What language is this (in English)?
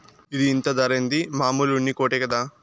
Telugu